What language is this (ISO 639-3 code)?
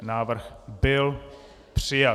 ces